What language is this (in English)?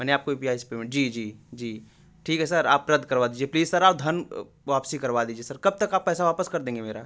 Hindi